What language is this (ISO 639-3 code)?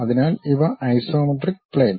mal